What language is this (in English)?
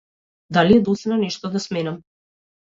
Macedonian